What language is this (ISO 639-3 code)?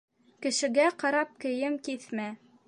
bak